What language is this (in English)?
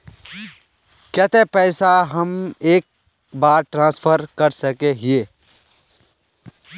Magahi